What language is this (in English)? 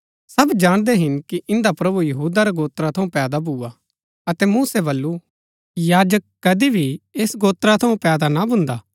Gaddi